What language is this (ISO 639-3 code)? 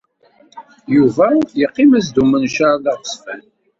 kab